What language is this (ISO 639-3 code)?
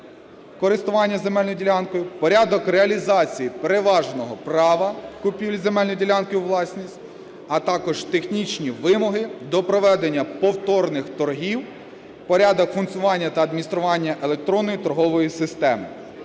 ukr